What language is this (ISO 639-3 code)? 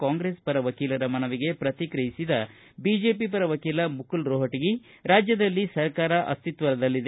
kan